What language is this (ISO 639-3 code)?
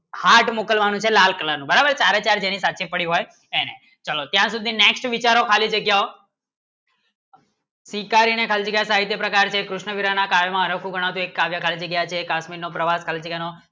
guj